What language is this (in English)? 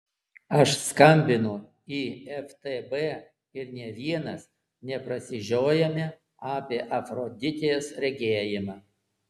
Lithuanian